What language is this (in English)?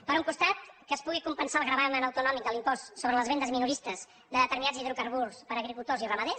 Catalan